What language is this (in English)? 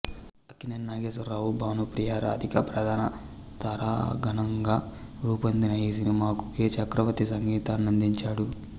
Telugu